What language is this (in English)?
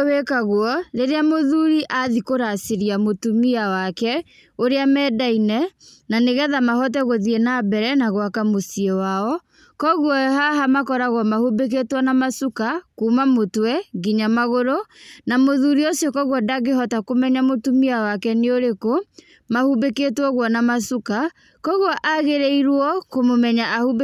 Kikuyu